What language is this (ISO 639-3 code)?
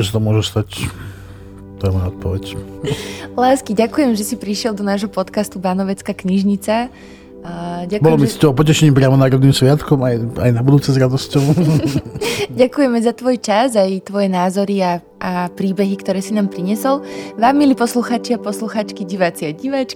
slk